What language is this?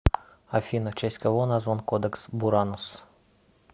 Russian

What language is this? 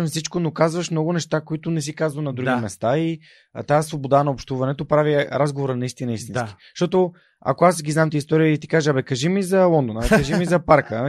Bulgarian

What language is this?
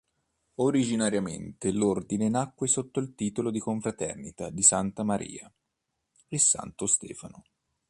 Italian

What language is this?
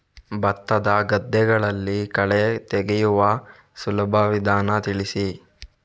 Kannada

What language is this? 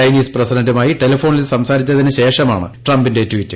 Malayalam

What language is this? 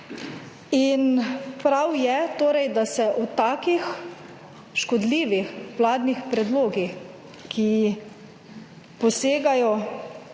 Slovenian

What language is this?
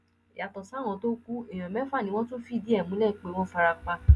Yoruba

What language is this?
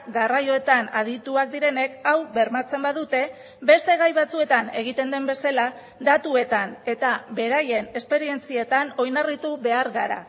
Basque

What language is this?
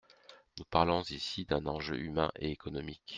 French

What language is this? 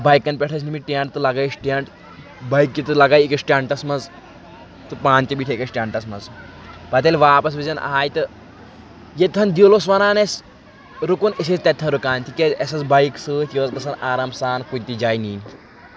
Kashmiri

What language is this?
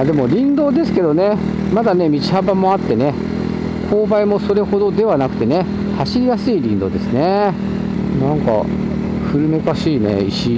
Japanese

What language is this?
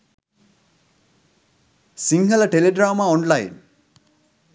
Sinhala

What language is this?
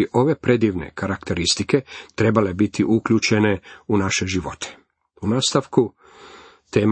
Croatian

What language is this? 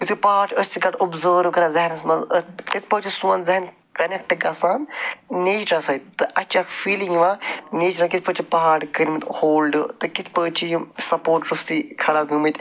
Kashmiri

